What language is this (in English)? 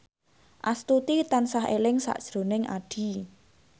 Javanese